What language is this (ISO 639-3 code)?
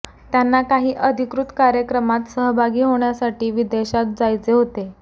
mar